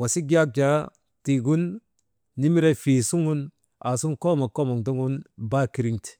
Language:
Maba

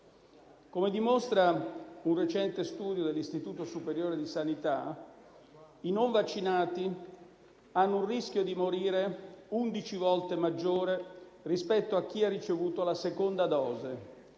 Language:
Italian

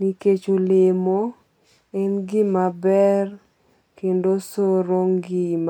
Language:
Luo (Kenya and Tanzania)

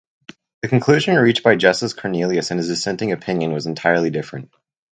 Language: English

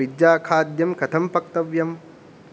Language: Sanskrit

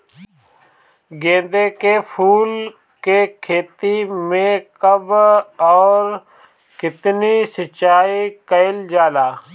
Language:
Bhojpuri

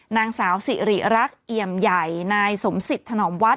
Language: Thai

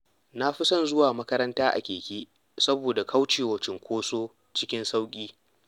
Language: Hausa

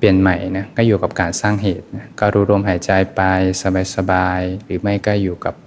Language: Thai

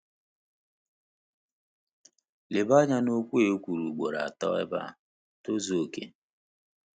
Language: Igbo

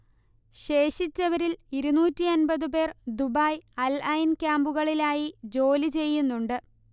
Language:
Malayalam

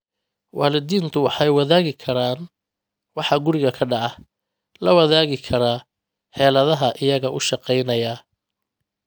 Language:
Somali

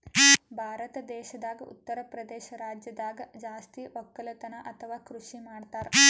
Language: Kannada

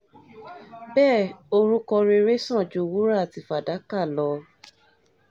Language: Yoruba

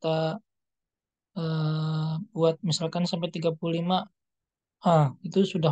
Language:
Indonesian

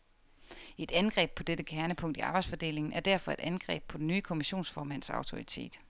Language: Danish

